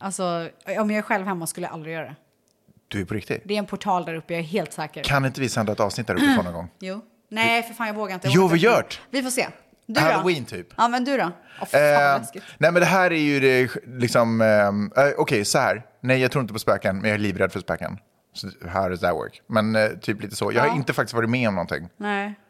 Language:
Swedish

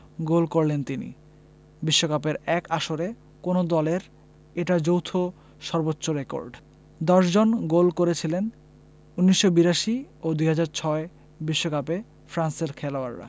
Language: Bangla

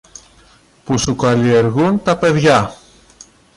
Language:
Greek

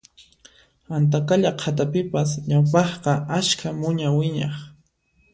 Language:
Puno Quechua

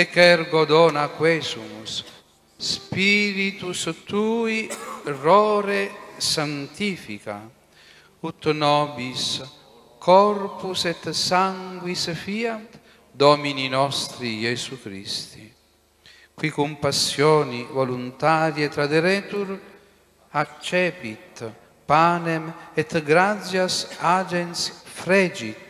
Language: Italian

